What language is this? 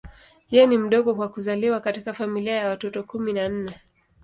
Swahili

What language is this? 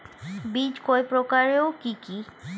Bangla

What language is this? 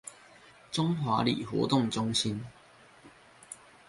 Chinese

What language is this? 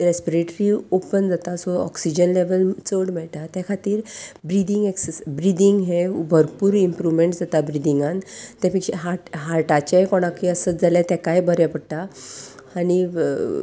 Konkani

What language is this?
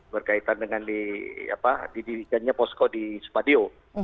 Indonesian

